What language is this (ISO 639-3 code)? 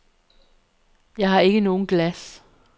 dan